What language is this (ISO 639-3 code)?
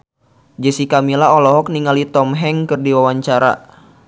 sun